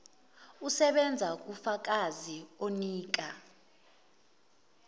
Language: Zulu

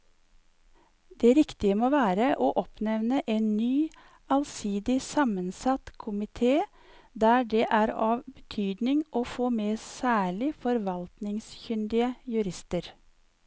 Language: Norwegian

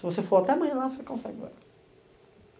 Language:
Portuguese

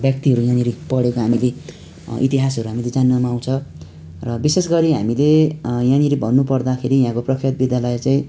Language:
Nepali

